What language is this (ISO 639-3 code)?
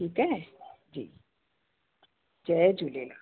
snd